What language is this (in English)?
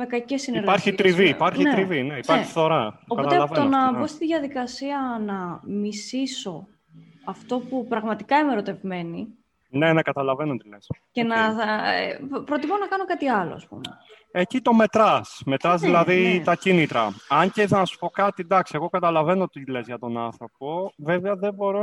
Greek